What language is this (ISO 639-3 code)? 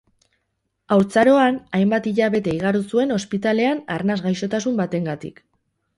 eus